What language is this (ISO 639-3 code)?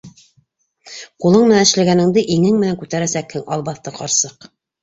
bak